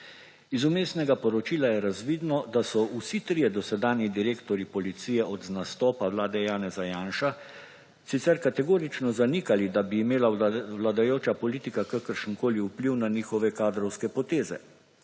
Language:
Slovenian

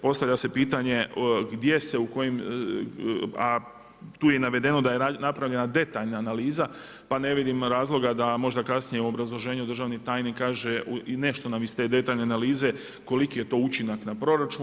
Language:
Croatian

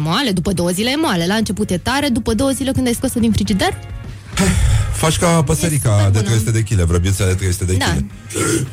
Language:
Romanian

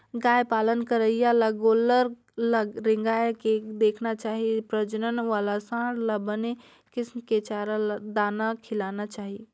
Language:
Chhattisgarhi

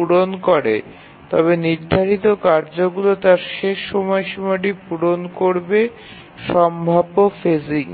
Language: Bangla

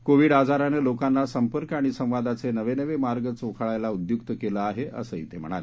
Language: Marathi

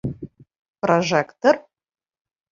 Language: Bashkir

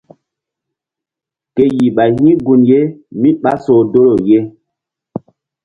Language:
Mbum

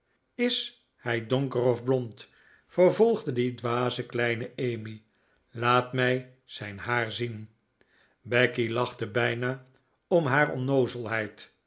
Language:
Dutch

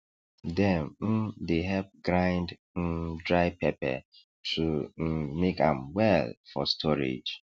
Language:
Nigerian Pidgin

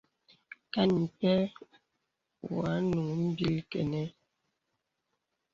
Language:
Bebele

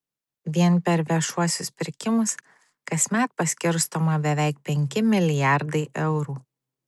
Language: Lithuanian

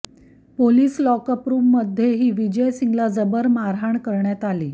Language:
Marathi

